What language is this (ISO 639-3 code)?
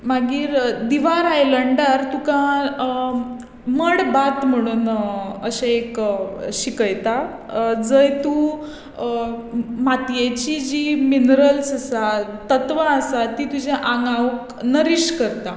kok